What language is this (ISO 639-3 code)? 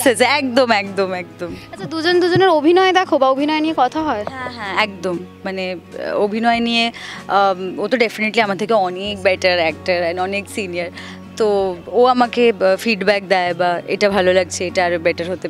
hin